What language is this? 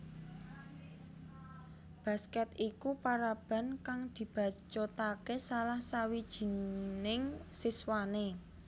Javanese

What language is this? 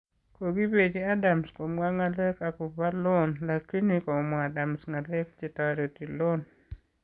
Kalenjin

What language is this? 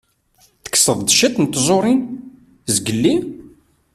Kabyle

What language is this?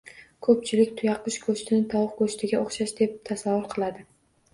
Uzbek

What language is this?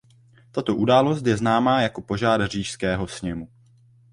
Czech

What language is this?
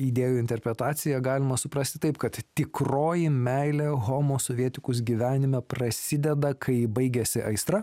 Lithuanian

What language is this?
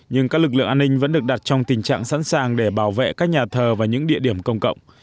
Vietnamese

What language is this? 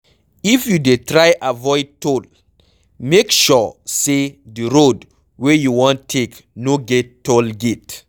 Nigerian Pidgin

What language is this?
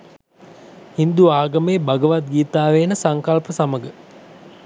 Sinhala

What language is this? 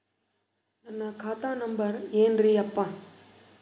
Kannada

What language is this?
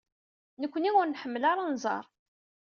Kabyle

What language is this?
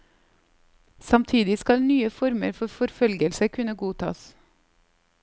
Norwegian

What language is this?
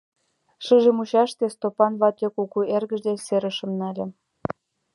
Mari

